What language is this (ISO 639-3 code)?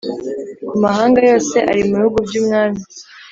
kin